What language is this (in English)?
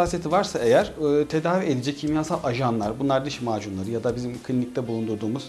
Turkish